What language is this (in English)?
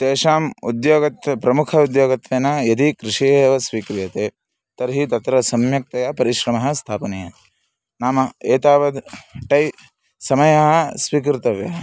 Sanskrit